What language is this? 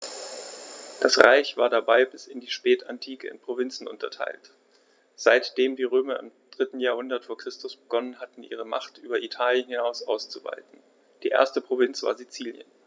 German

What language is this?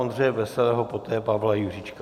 Czech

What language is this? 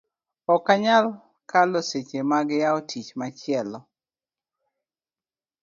Luo (Kenya and Tanzania)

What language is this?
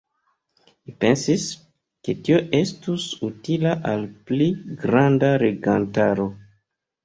Esperanto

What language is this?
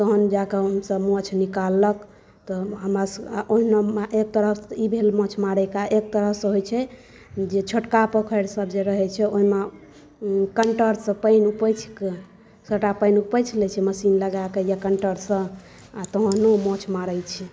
Maithili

